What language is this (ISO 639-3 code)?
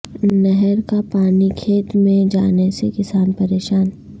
urd